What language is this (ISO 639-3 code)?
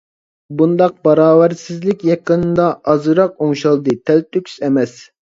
uig